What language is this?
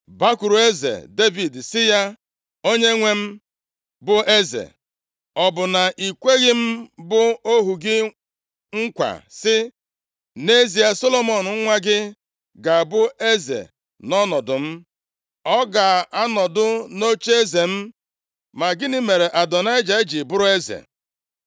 Igbo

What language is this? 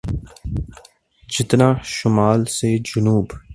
Urdu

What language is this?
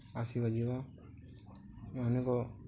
Odia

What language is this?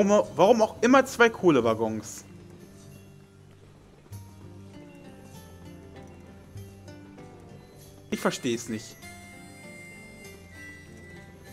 German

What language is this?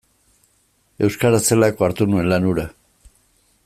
Basque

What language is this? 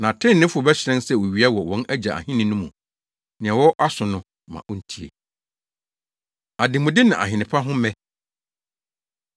Akan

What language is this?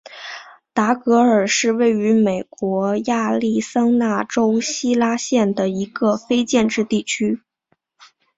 Chinese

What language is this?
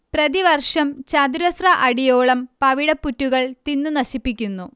Malayalam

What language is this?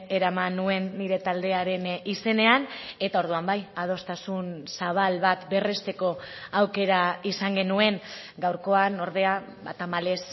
Basque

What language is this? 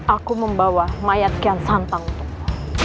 Indonesian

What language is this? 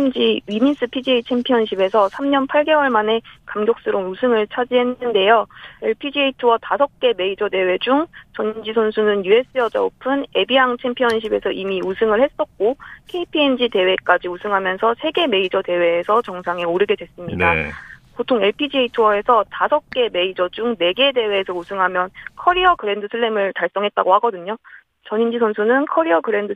Korean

